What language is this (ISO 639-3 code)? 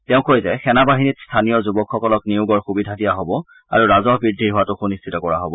asm